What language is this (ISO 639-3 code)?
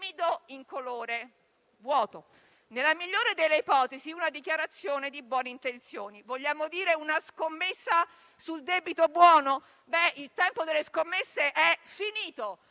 ita